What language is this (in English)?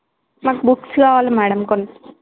Telugu